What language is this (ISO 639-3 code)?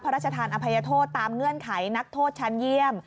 tha